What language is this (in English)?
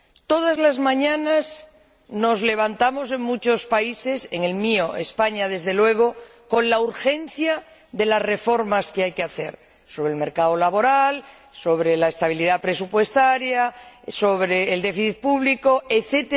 Spanish